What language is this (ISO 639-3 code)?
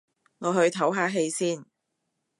yue